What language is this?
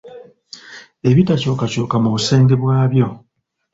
Ganda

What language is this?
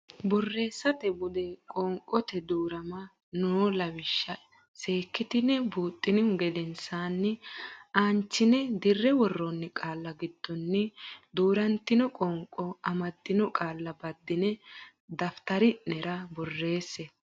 Sidamo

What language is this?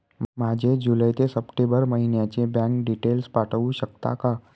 Marathi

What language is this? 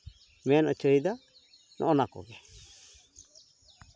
Santali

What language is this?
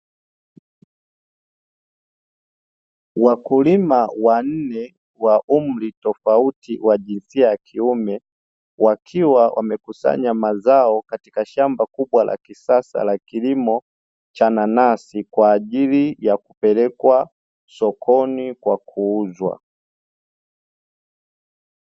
Swahili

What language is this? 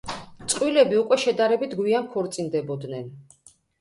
Georgian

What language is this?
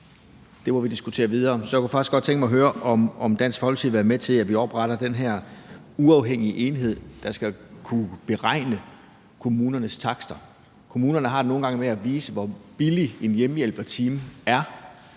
Danish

